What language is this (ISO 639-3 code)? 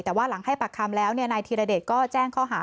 tha